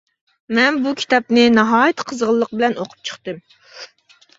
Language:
Uyghur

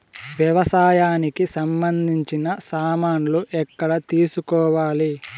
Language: Telugu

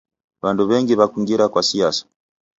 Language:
Taita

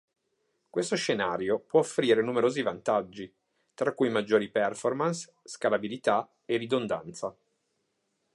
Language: Italian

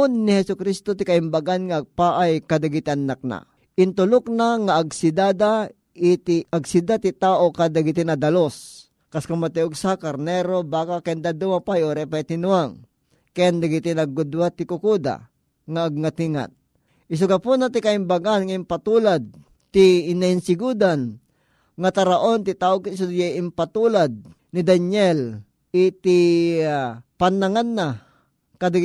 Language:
Filipino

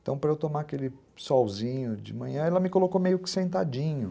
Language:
Portuguese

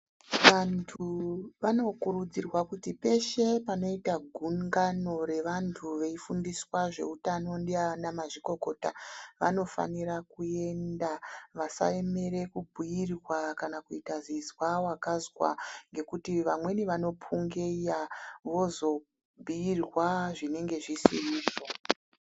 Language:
Ndau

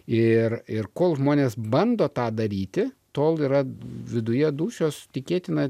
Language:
Lithuanian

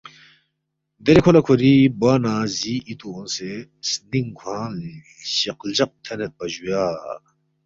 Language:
Balti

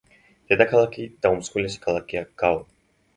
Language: Georgian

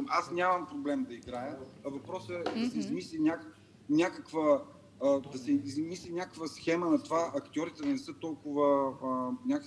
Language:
Bulgarian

